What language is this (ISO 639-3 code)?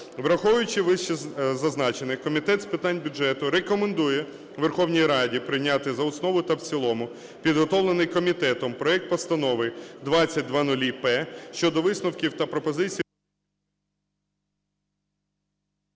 ukr